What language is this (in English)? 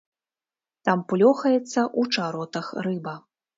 Belarusian